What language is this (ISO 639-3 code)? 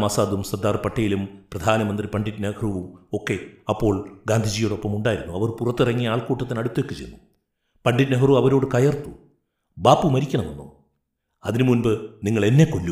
mal